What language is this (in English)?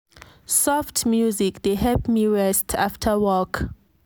Nigerian Pidgin